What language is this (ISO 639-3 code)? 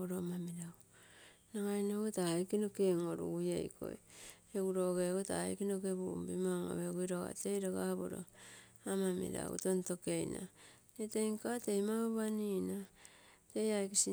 buo